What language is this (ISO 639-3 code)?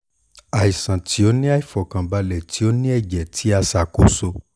yor